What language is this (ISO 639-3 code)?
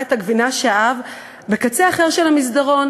heb